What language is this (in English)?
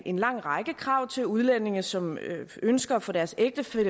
Danish